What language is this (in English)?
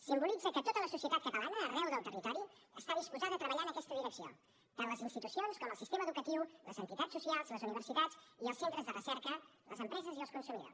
Catalan